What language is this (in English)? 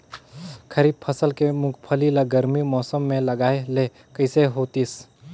Chhattisgarhi